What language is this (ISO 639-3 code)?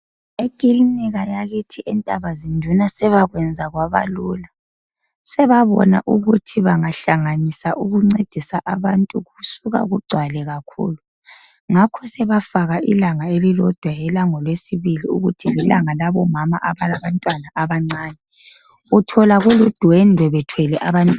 nde